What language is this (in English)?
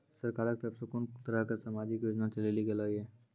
Maithili